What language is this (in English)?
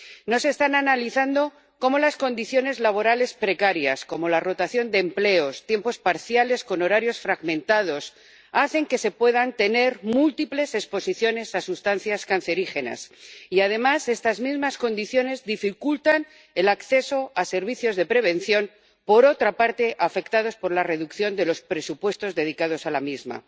Spanish